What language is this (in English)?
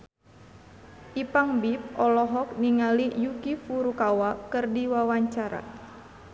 Sundanese